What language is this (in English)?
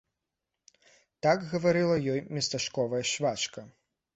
Belarusian